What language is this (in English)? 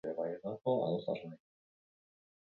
Basque